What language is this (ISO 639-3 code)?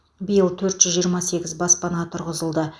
kaz